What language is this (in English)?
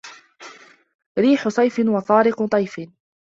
Arabic